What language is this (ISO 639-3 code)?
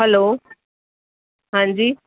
guj